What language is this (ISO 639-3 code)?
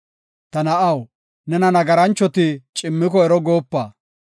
gof